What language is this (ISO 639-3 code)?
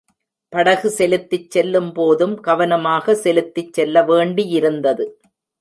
tam